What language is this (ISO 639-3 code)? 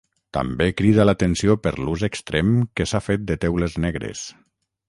cat